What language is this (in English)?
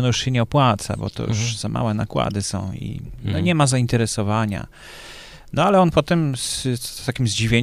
Polish